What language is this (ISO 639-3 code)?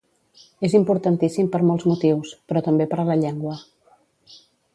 cat